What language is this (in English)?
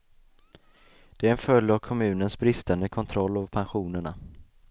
Swedish